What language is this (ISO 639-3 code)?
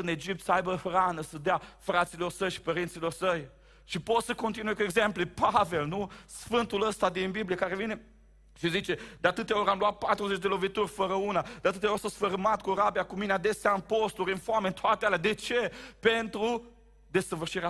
ron